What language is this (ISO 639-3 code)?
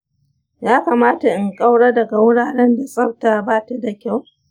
hau